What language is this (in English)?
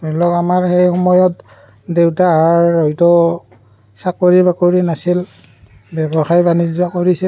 Assamese